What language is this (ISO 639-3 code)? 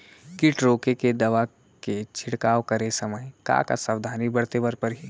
hne